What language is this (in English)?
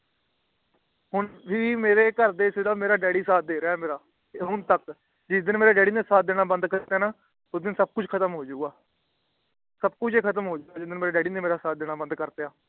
Punjabi